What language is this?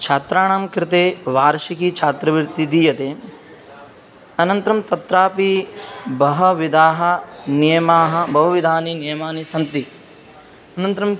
Sanskrit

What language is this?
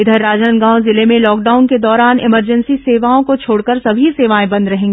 Hindi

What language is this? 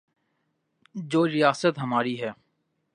Urdu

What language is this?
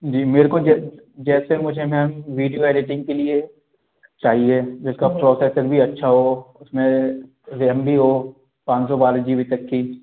Hindi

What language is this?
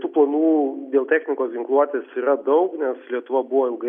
Lithuanian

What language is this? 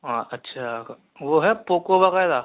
Urdu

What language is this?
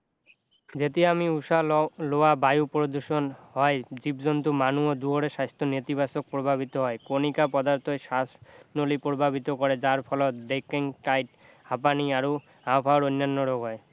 Assamese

